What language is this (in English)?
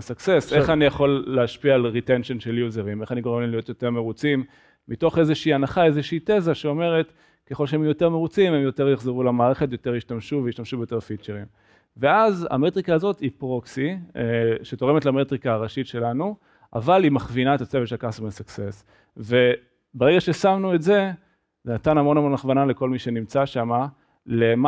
Hebrew